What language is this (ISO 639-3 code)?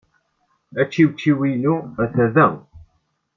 kab